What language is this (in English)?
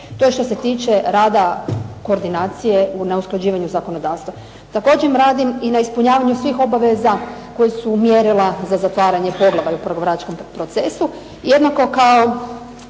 Croatian